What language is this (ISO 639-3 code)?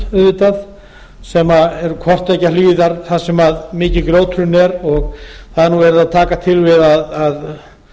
isl